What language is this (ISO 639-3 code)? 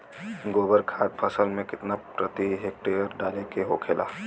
bho